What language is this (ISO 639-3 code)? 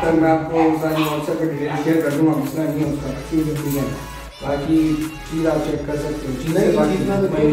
hin